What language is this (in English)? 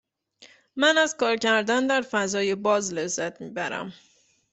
Persian